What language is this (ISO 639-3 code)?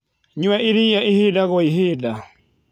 kik